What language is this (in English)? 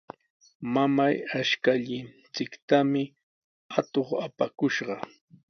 Sihuas Ancash Quechua